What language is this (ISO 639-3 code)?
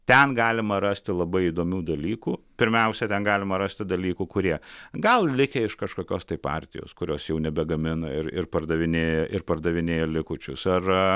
lit